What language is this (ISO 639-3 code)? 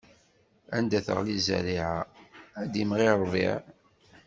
kab